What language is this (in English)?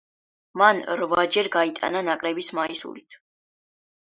Georgian